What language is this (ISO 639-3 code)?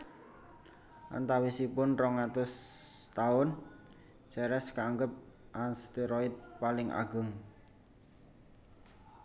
jav